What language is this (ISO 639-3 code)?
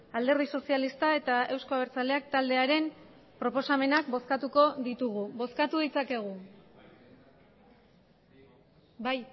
eus